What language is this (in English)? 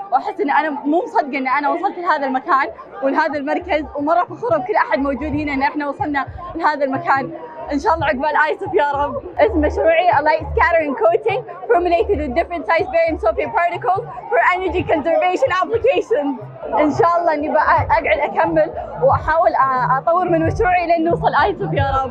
Arabic